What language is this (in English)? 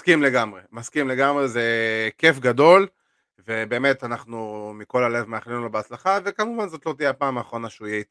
Hebrew